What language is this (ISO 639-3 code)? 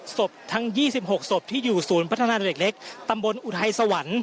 tha